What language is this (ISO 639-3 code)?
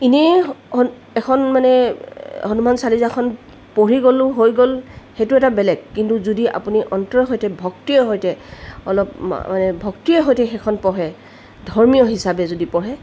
asm